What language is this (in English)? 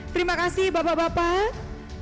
Indonesian